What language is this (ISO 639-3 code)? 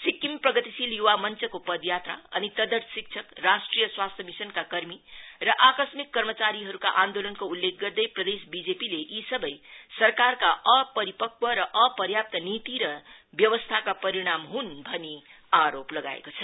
nep